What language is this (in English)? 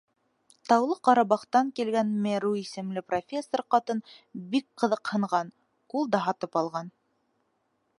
Bashkir